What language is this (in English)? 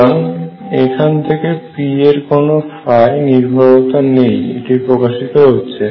Bangla